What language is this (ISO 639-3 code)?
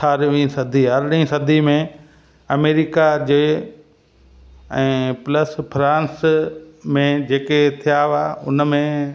snd